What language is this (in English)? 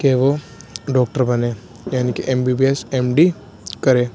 Urdu